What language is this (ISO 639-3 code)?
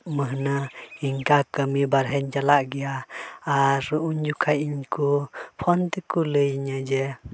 sat